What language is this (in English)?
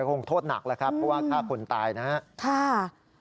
Thai